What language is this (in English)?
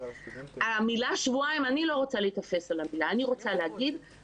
Hebrew